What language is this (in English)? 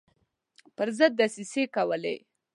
Pashto